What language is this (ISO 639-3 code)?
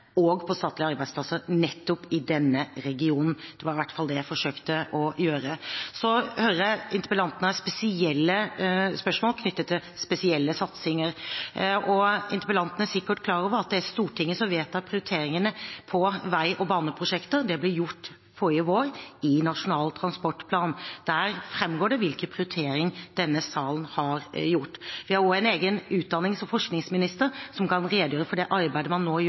nob